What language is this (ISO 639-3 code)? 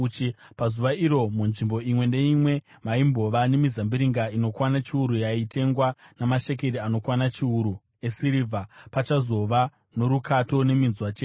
sna